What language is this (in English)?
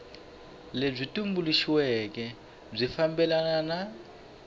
Tsonga